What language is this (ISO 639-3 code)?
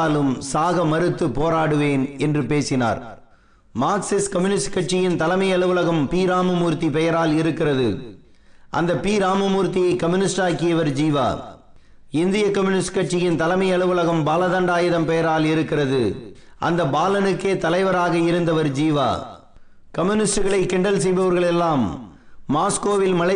tam